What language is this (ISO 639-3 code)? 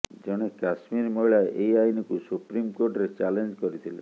ori